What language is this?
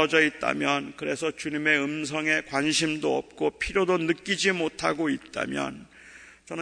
Korean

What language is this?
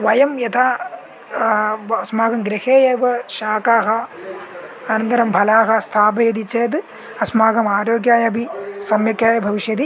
Sanskrit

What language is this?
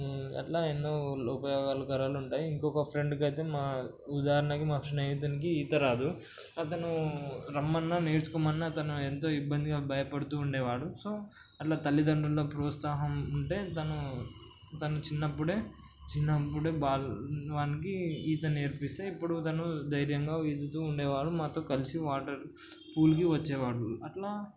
Telugu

